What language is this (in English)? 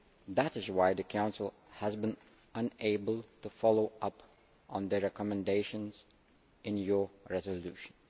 English